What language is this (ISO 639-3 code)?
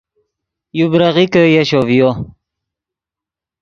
ydg